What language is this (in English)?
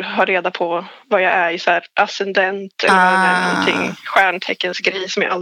Swedish